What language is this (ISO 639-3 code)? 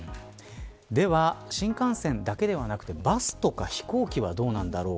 jpn